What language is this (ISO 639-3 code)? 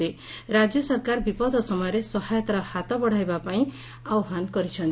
ori